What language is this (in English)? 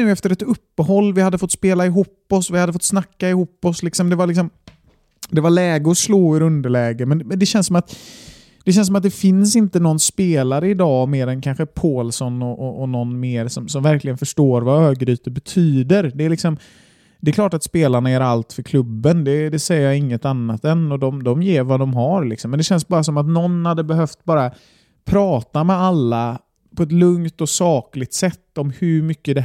Swedish